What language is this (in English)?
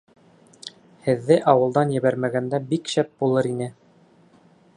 Bashkir